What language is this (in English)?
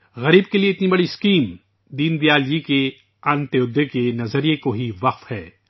Urdu